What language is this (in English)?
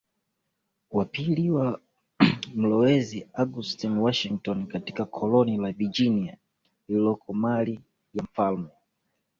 Swahili